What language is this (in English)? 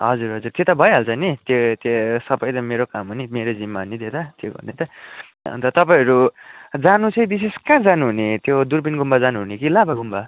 Nepali